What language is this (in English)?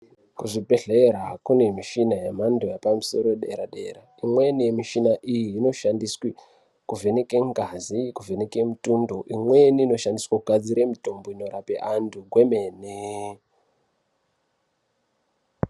Ndau